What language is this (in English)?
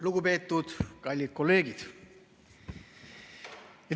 Estonian